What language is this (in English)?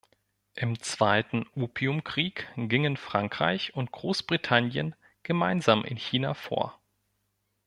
German